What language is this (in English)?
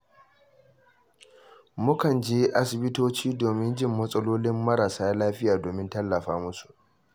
Hausa